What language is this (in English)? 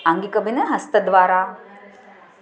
Sanskrit